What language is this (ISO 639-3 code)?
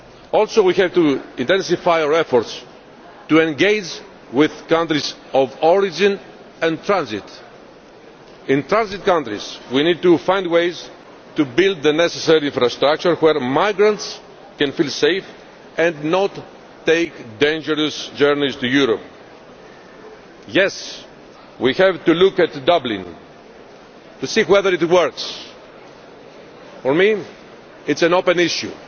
eng